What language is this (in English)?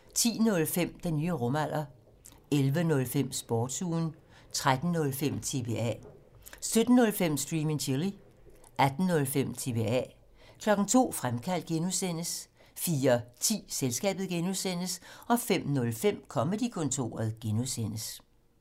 Danish